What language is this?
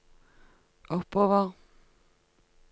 Norwegian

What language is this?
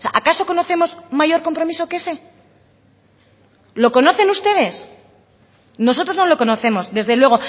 Spanish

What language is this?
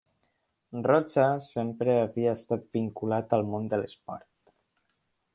Catalan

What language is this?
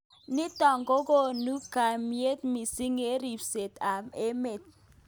Kalenjin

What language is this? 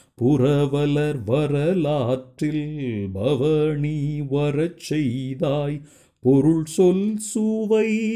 Tamil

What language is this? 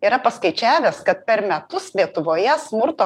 Lithuanian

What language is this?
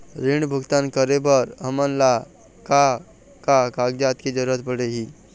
Chhattisgarhi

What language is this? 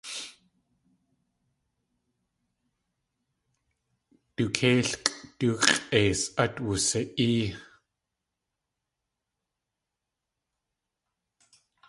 Tlingit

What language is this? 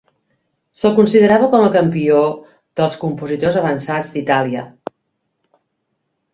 Catalan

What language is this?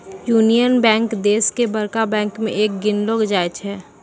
Maithili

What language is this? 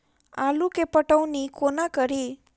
Maithili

